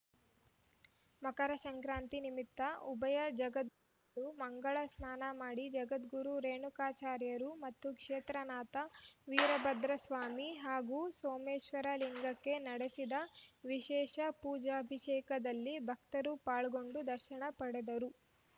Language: Kannada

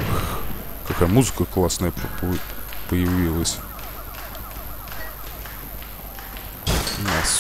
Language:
Russian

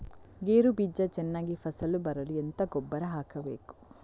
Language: Kannada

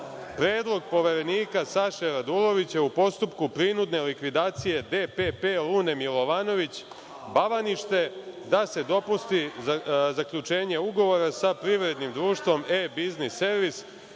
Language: Serbian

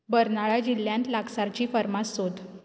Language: Konkani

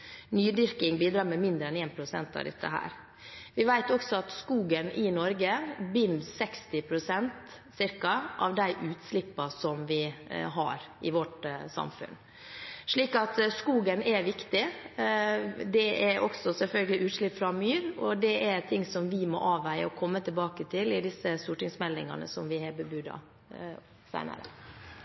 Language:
Norwegian Bokmål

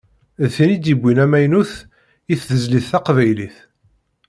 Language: Kabyle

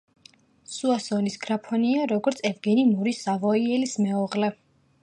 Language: Georgian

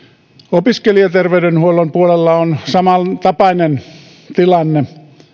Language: Finnish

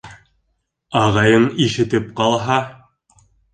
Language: Bashkir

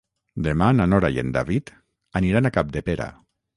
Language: Catalan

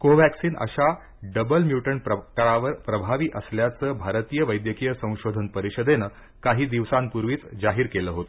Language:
Marathi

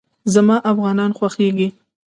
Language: Pashto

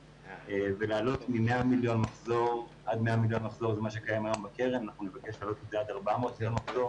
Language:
Hebrew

